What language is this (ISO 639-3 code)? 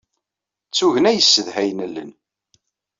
kab